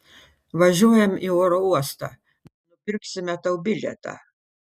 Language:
Lithuanian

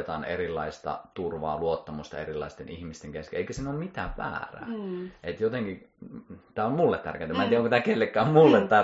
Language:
Finnish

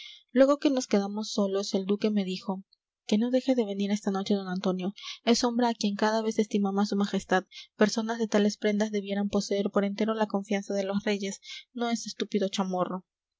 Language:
Spanish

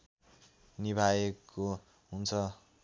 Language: Nepali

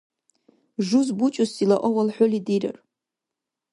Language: Dargwa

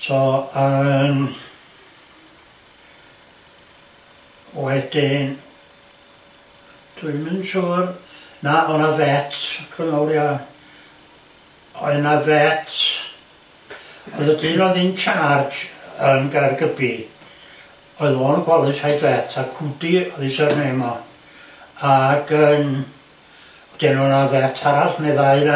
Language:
Welsh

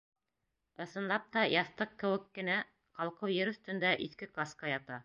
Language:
Bashkir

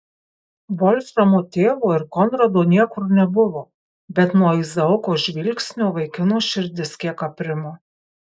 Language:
Lithuanian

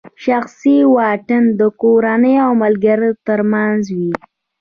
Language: Pashto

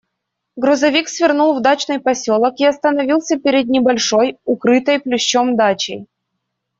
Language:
Russian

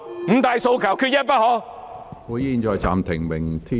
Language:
Cantonese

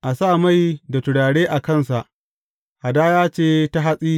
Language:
Hausa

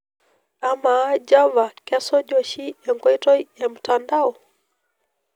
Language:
Masai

